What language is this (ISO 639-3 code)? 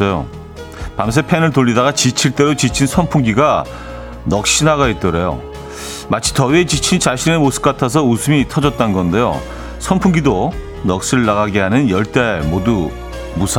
kor